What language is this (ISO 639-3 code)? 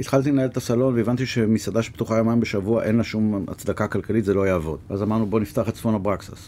heb